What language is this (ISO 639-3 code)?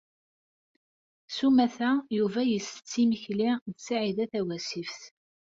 kab